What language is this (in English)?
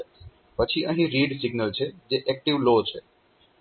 Gujarati